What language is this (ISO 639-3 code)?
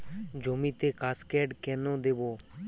ben